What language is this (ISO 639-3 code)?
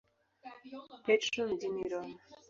swa